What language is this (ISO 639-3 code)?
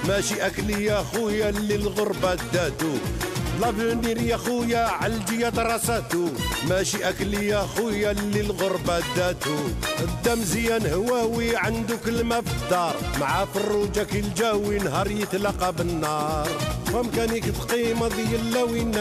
ara